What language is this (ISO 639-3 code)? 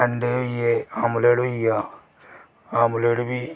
doi